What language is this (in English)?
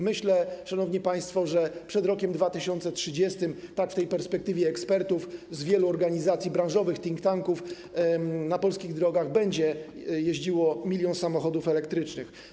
Polish